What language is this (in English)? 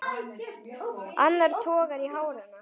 Icelandic